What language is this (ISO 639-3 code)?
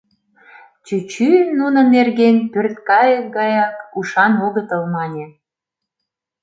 chm